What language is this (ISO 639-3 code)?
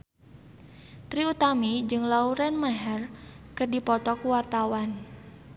sun